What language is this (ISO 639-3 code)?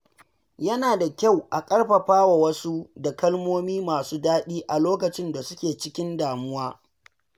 hau